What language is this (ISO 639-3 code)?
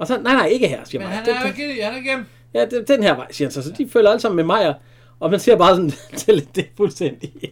dan